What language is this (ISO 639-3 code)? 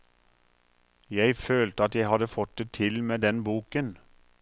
nor